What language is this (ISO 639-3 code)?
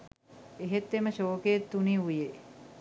sin